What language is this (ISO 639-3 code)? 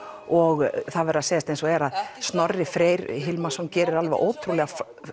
isl